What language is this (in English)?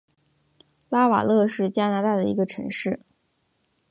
Chinese